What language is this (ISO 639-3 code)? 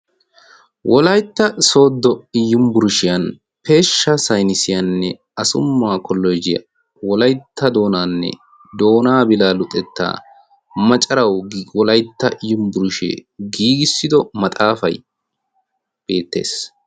wal